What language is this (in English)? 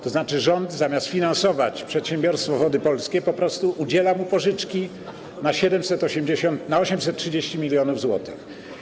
Polish